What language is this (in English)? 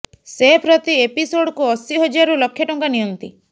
Odia